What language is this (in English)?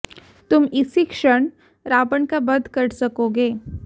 Hindi